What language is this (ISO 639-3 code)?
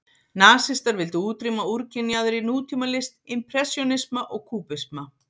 isl